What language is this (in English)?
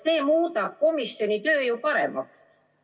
Estonian